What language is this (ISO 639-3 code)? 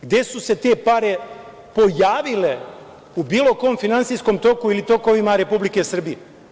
srp